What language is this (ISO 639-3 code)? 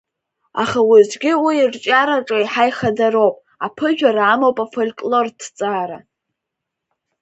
abk